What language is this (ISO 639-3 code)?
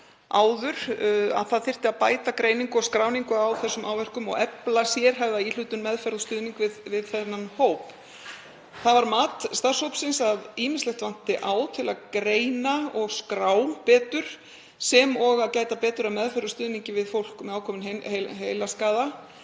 isl